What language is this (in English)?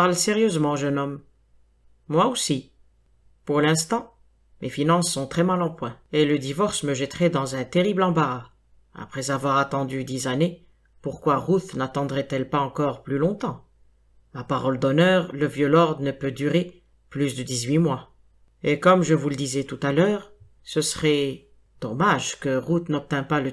French